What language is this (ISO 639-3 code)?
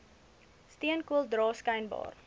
afr